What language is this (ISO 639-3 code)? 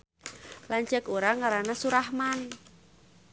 sun